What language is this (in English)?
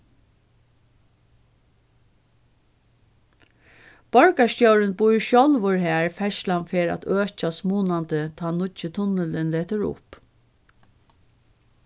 Faroese